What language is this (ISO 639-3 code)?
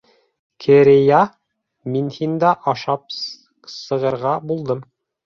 bak